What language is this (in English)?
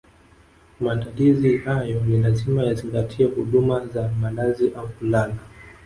Swahili